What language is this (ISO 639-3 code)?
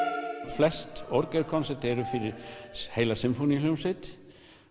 isl